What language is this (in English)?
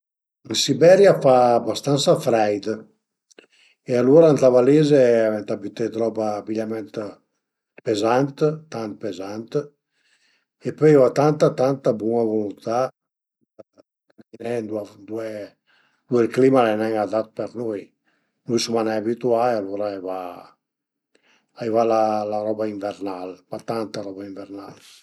Piedmontese